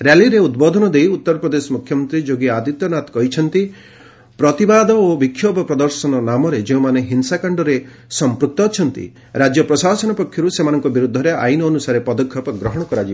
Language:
Odia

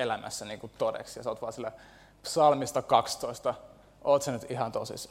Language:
Finnish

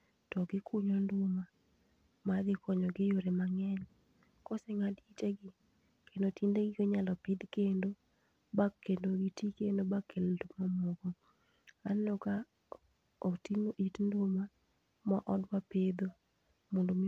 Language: Luo (Kenya and Tanzania)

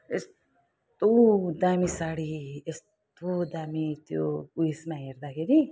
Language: Nepali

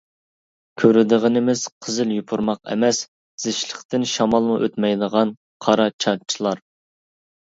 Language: Uyghur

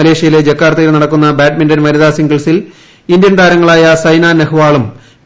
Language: Malayalam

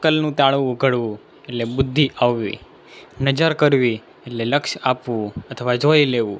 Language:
Gujarati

